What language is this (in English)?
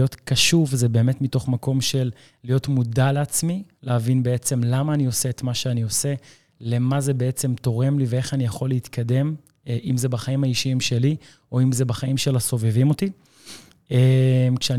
Hebrew